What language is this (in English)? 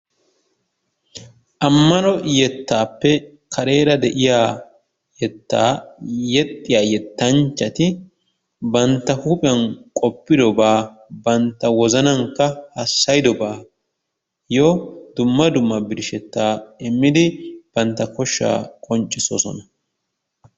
Wolaytta